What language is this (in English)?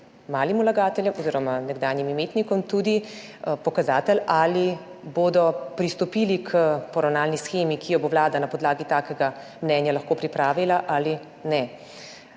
Slovenian